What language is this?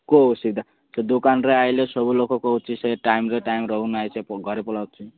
Odia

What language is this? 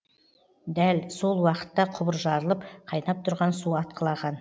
Kazakh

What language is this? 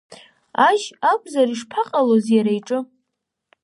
Abkhazian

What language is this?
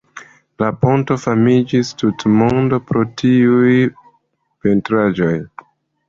Esperanto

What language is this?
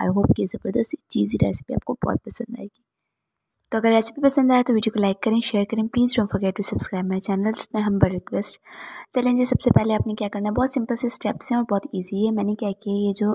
Hindi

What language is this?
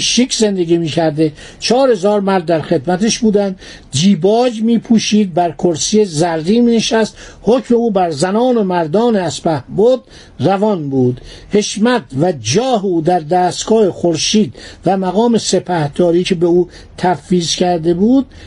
Persian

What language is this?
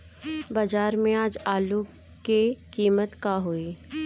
Bhojpuri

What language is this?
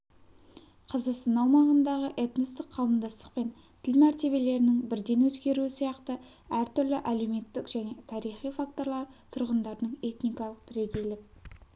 Kazakh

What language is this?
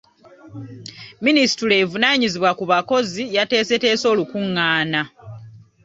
Ganda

